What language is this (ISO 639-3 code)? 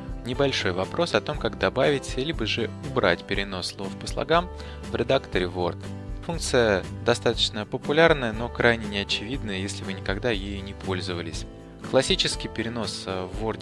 rus